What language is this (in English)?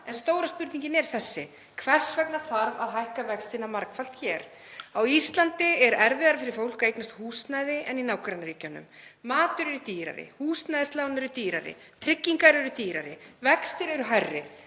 Icelandic